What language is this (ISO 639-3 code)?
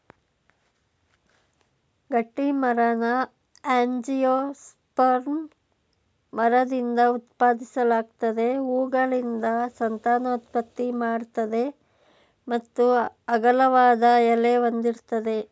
kan